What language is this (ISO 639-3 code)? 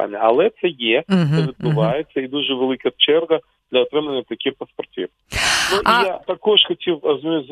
ukr